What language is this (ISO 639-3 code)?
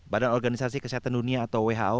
ind